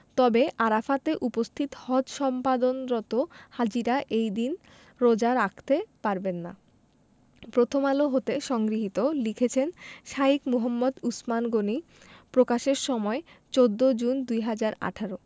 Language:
Bangla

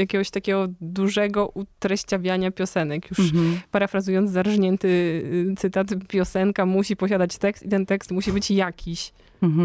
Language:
Polish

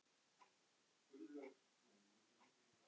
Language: Icelandic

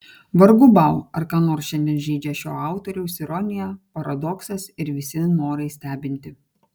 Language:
Lithuanian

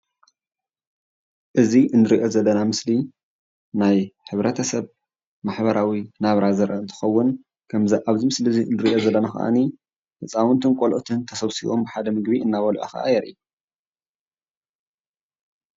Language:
Tigrinya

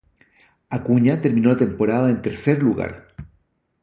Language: Spanish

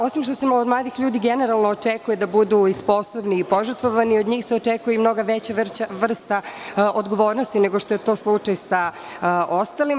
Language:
Serbian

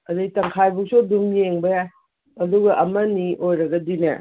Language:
Manipuri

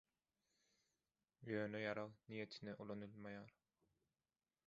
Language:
Turkmen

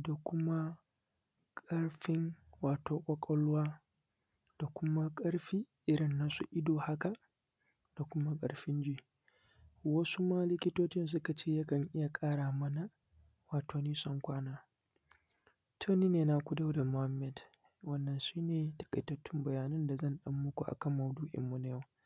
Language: Hausa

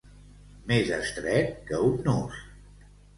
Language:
Catalan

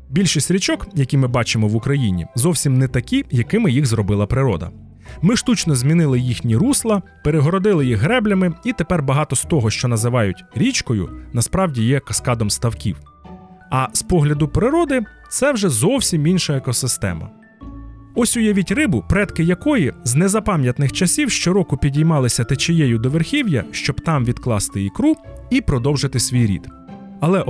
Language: Ukrainian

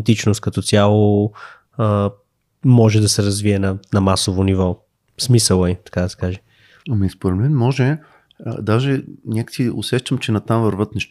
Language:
Bulgarian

